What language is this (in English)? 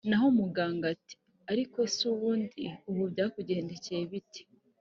Kinyarwanda